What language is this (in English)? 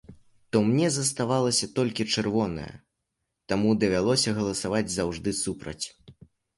Belarusian